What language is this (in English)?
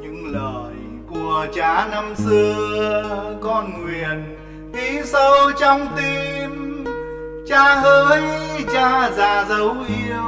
Vietnamese